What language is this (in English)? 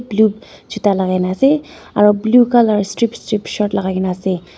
Naga Pidgin